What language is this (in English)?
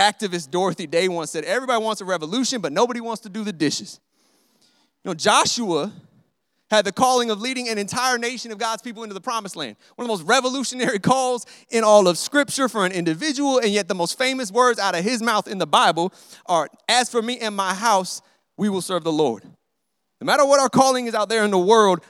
English